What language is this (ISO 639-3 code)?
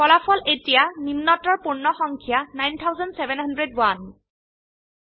asm